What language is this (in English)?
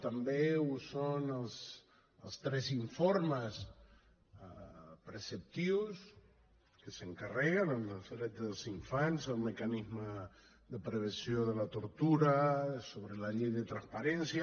Catalan